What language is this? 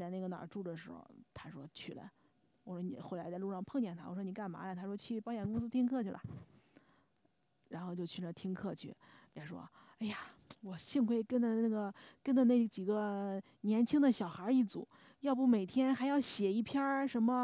Chinese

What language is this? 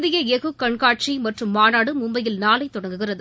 Tamil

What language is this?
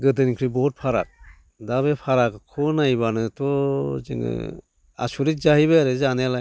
Bodo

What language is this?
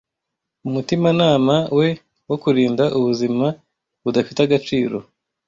Kinyarwanda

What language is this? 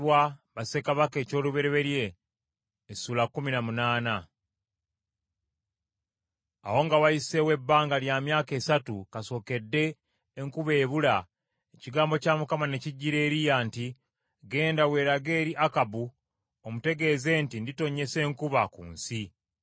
Ganda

